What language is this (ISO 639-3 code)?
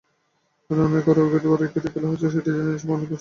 ben